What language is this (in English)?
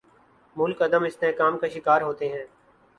Urdu